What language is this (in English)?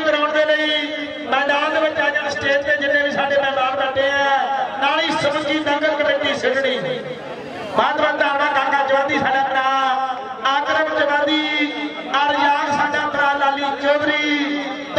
Arabic